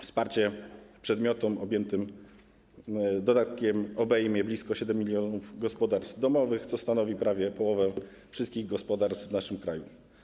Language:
Polish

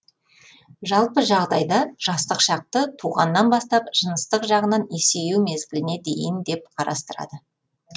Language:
Kazakh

